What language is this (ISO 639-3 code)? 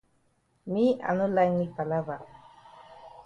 wes